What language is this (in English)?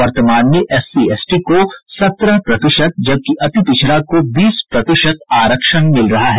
Hindi